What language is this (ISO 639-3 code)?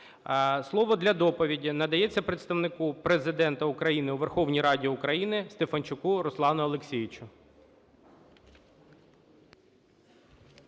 ukr